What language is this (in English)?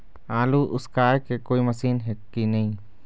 Chhattisgarhi